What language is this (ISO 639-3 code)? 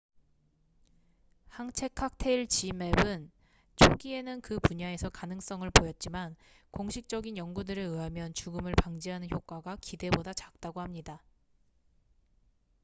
kor